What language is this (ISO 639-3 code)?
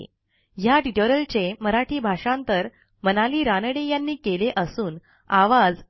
mar